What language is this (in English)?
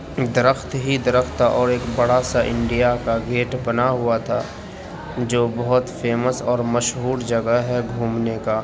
Urdu